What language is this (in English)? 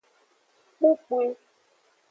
Aja (Benin)